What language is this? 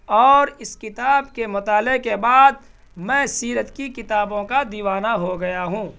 Urdu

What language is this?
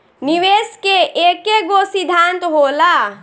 Bhojpuri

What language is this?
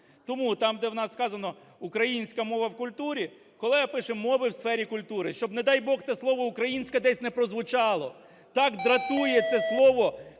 Ukrainian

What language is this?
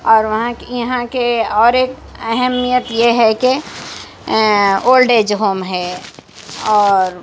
Urdu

